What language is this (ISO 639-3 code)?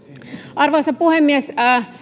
fin